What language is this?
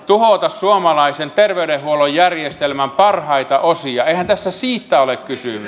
Finnish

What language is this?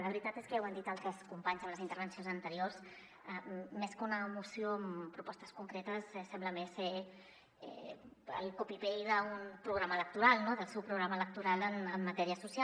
Catalan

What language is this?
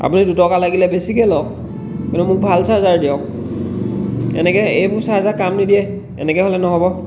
Assamese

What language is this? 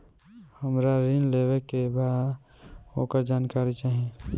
Bhojpuri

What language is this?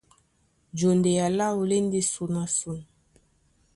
Duala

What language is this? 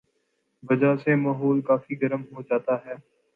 Urdu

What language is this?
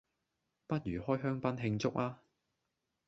Cantonese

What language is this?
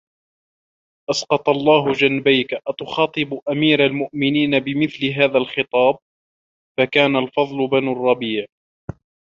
Arabic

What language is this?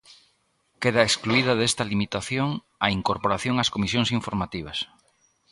Galician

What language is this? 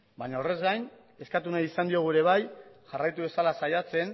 Basque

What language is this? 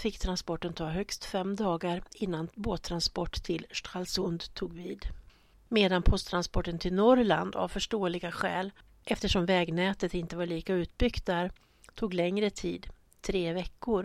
Swedish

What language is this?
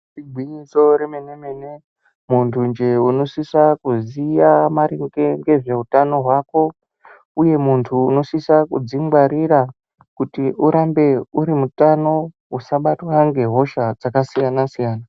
Ndau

